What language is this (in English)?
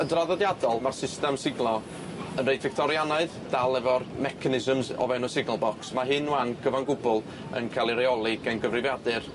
Welsh